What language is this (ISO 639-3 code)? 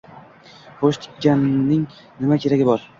uzb